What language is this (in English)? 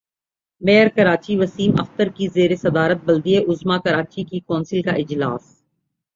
Urdu